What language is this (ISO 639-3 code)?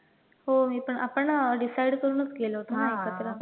mar